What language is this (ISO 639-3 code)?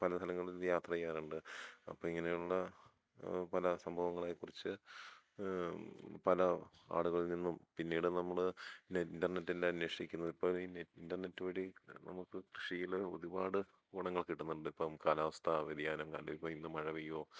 mal